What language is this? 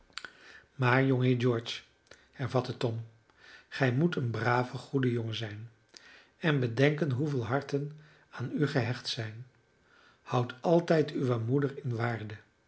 Dutch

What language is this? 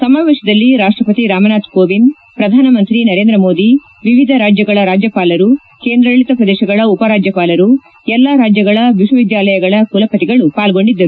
Kannada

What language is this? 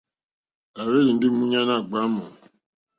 Mokpwe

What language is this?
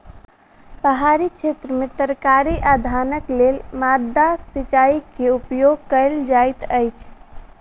Maithili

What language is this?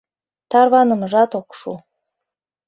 Mari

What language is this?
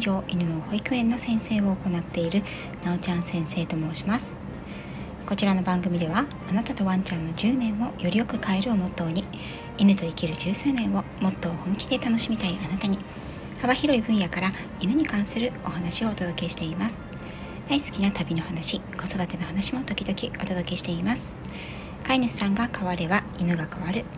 Japanese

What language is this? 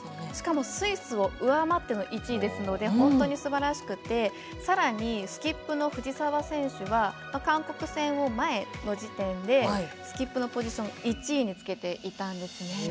Japanese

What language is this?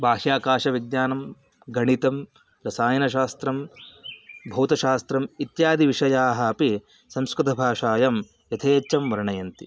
Sanskrit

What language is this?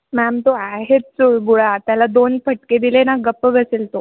Marathi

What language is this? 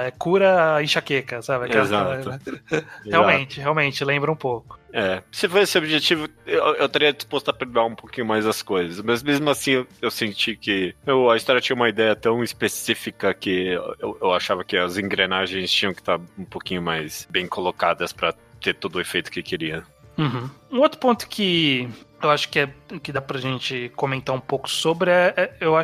Portuguese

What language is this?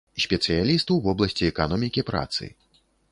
Belarusian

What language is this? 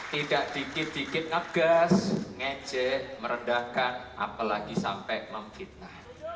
Indonesian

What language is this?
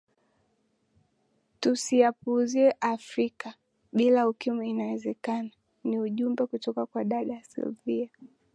Swahili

